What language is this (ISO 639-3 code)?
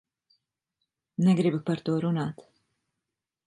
lav